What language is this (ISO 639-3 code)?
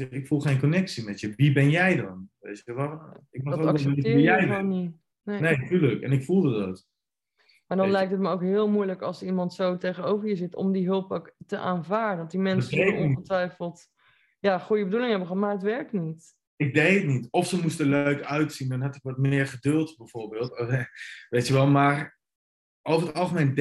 nld